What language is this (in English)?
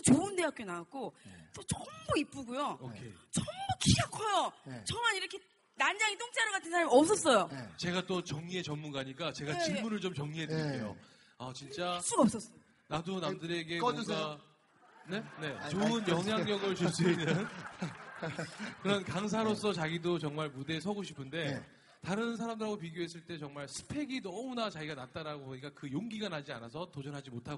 Korean